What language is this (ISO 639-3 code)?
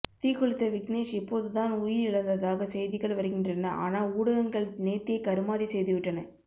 tam